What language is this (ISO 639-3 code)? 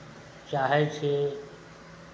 mai